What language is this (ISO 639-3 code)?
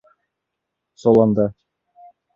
bak